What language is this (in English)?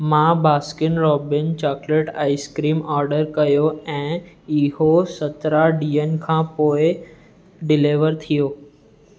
Sindhi